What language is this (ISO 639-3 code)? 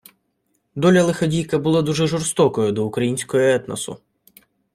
ukr